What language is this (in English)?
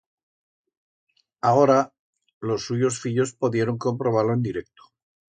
Aragonese